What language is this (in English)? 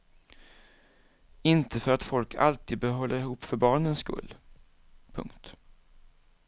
Swedish